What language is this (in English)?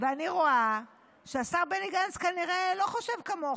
Hebrew